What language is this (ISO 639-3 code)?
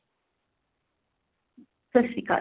pan